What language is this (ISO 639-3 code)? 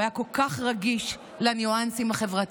heb